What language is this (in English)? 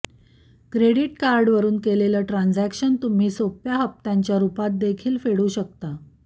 Marathi